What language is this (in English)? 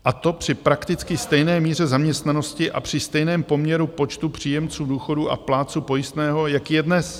Czech